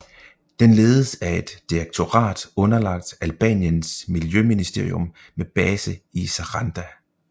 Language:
Danish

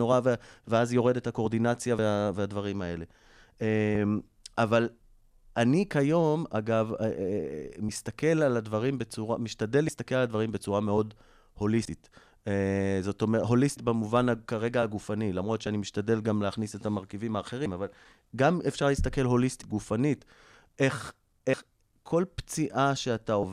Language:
Hebrew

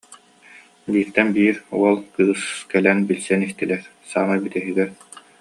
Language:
Yakut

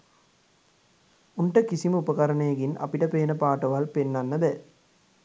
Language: Sinhala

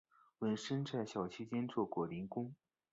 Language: Chinese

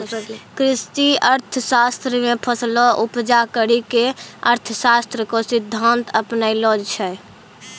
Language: Maithili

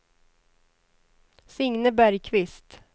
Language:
Swedish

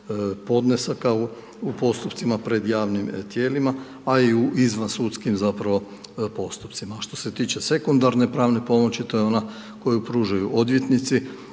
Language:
Croatian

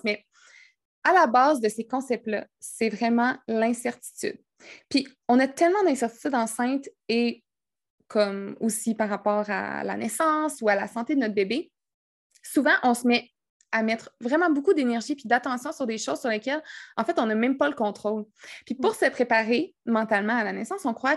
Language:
French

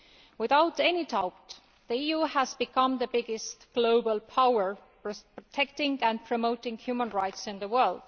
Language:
English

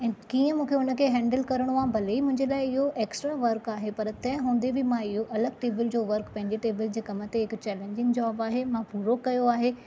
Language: Sindhi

